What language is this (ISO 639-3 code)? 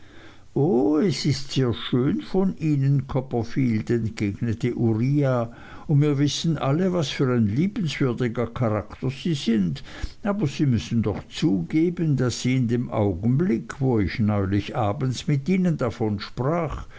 deu